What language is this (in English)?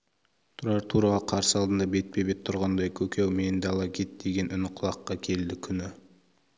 Kazakh